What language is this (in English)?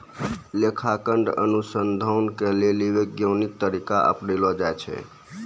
Maithili